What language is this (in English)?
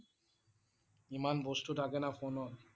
Assamese